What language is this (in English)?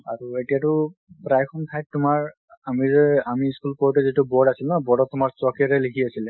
Assamese